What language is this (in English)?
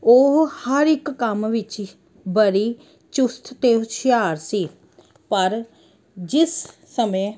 Punjabi